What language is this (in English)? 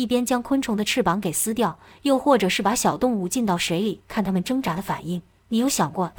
Chinese